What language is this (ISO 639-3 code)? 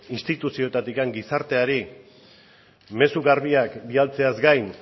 eus